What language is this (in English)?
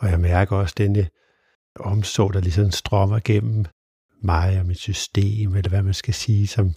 Danish